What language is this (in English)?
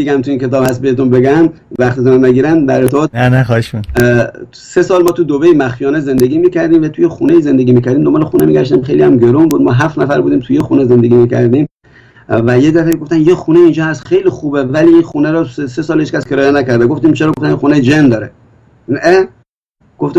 Persian